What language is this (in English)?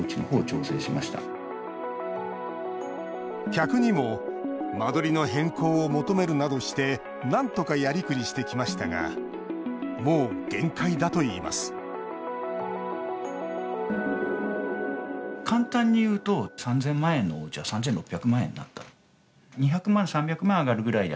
Japanese